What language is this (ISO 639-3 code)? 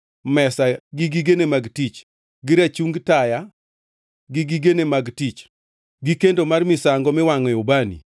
luo